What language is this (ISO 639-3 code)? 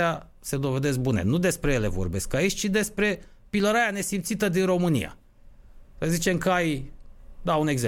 ron